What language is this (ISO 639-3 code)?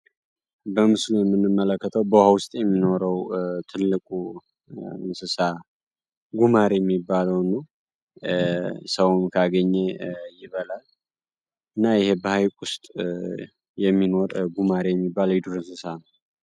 amh